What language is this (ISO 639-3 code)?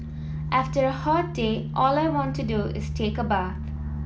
eng